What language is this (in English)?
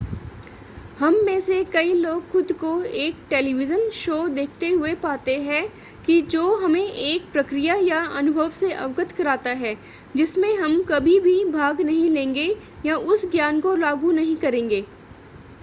Hindi